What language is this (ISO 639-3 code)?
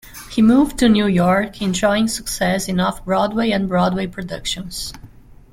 eng